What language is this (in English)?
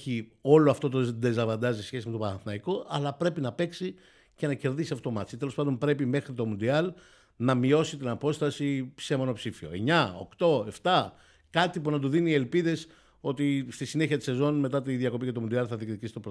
Greek